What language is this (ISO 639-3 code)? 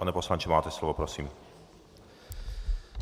ces